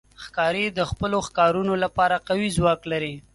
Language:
Pashto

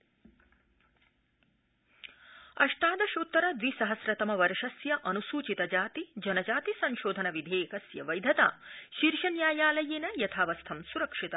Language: Sanskrit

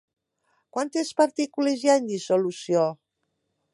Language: Catalan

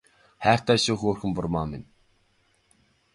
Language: Mongolian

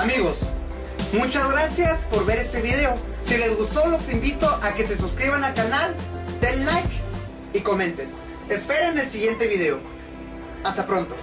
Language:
Spanish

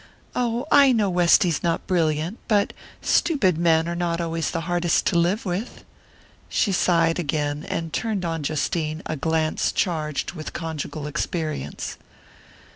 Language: English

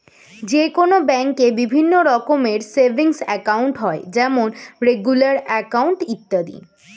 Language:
Bangla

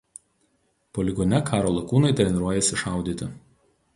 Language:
Lithuanian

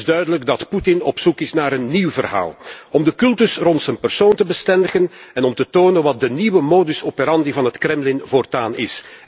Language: Dutch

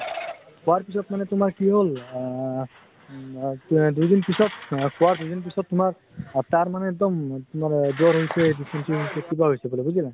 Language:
Assamese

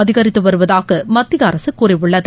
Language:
Tamil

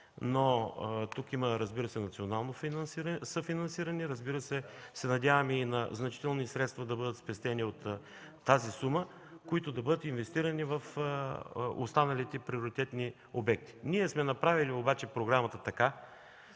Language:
Bulgarian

